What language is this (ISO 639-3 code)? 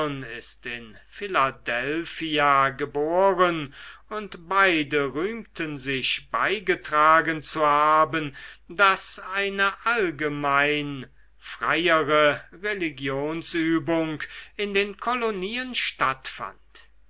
deu